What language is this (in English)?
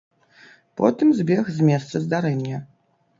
Belarusian